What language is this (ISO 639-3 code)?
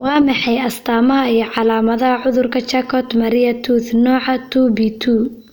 som